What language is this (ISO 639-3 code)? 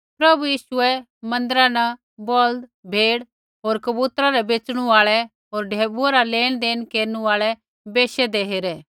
kfx